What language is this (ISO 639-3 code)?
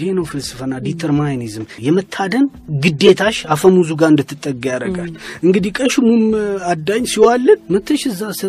amh